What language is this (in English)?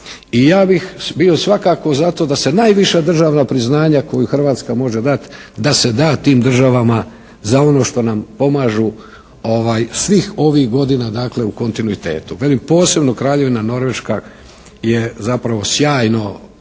Croatian